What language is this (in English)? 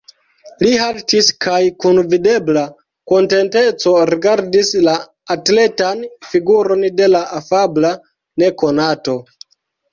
Esperanto